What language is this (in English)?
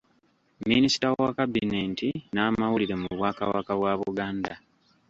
Ganda